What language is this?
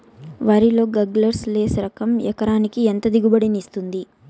Telugu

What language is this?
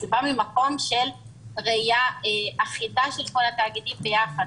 Hebrew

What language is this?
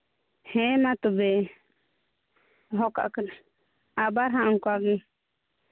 Santali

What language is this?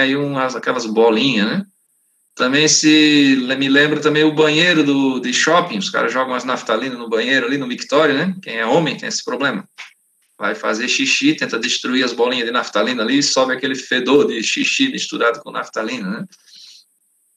Portuguese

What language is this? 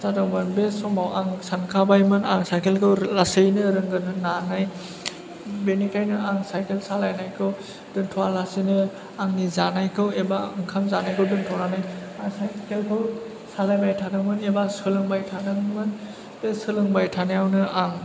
Bodo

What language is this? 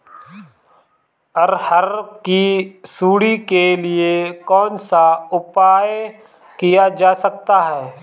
Hindi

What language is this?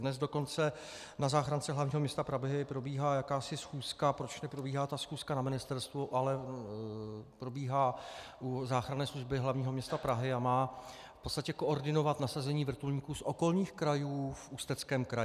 Czech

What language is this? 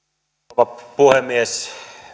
Finnish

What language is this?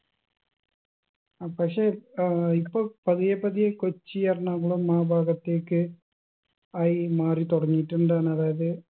Malayalam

